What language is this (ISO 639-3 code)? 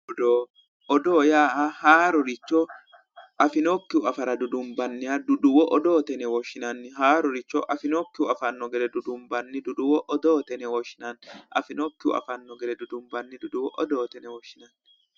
sid